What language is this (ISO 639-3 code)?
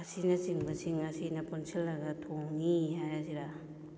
mni